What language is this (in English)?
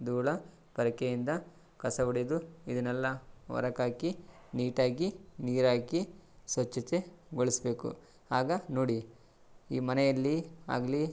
Kannada